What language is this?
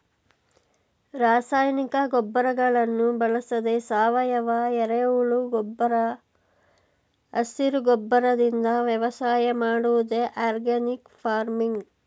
Kannada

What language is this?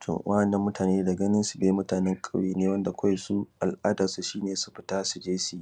Hausa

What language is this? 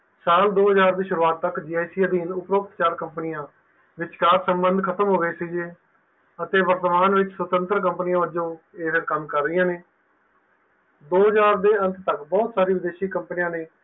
Punjabi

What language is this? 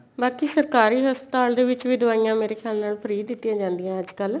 Punjabi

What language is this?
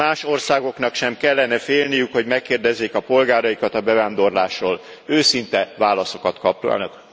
Hungarian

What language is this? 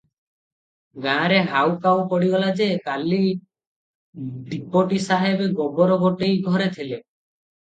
Odia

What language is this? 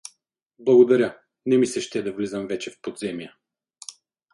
Bulgarian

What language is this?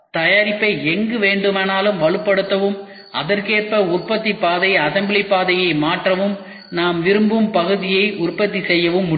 Tamil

